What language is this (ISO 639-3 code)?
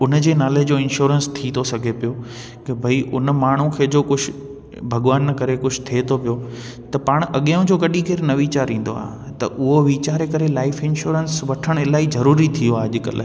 snd